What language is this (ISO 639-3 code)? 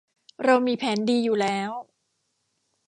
tha